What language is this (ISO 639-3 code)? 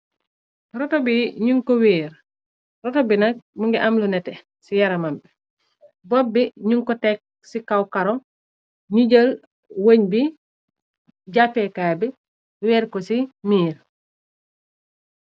wol